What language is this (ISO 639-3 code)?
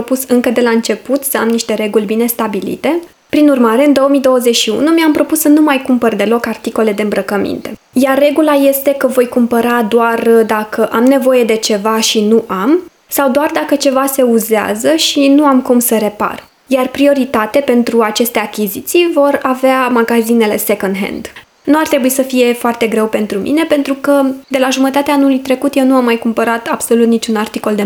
ron